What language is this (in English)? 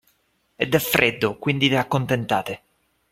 Italian